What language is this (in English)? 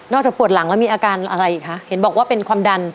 Thai